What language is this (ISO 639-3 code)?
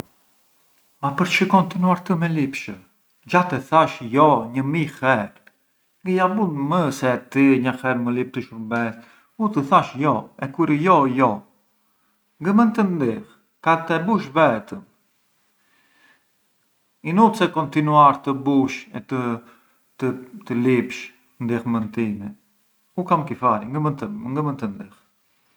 aae